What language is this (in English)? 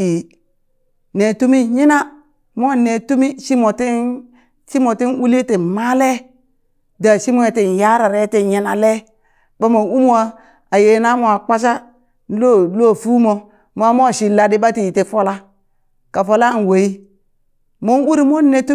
Burak